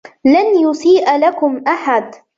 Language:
Arabic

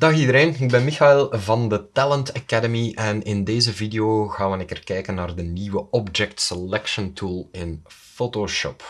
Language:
Dutch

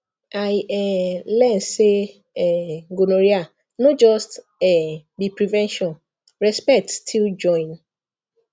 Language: Nigerian Pidgin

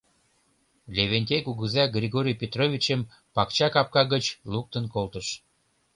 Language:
Mari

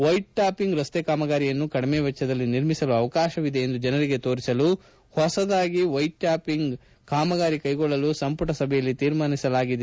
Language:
Kannada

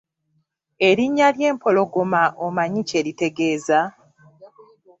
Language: Ganda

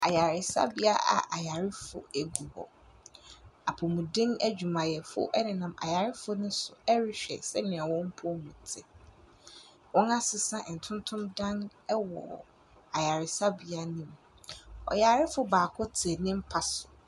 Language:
Akan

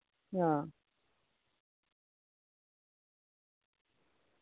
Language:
Dogri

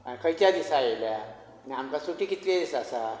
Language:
Konkani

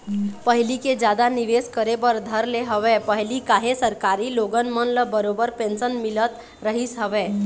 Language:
Chhattisgarhi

